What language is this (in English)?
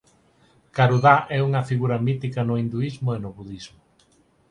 Galician